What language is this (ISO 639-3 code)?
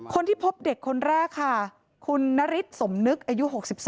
tha